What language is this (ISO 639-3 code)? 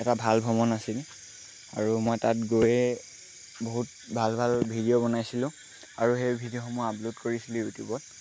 asm